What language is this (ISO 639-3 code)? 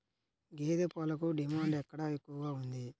tel